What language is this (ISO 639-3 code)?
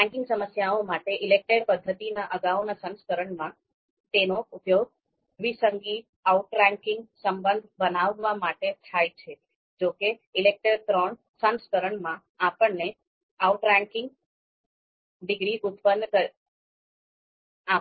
guj